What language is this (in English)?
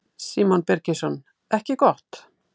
Icelandic